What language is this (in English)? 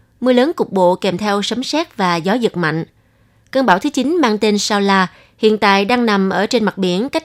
Vietnamese